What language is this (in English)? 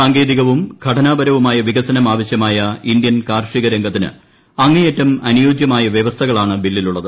Malayalam